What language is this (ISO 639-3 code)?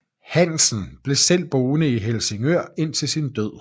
dan